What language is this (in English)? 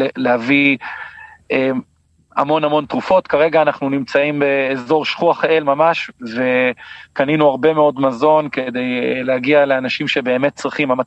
Hebrew